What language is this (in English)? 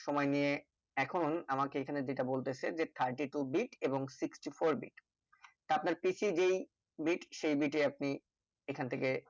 Bangla